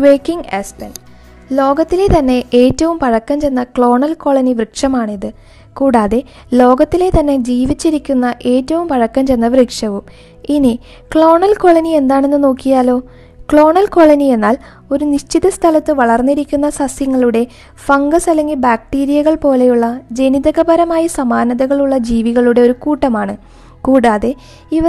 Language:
Malayalam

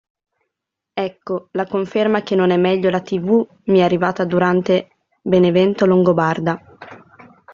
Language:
Italian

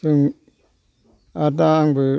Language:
Bodo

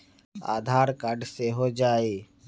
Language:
Magahi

